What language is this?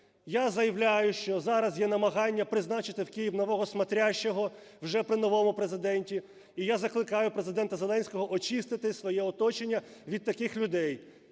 Ukrainian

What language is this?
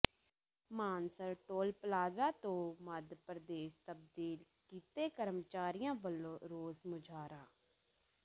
Punjabi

